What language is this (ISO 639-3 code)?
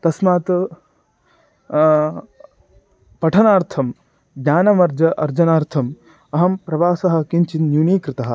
san